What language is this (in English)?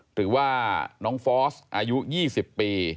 Thai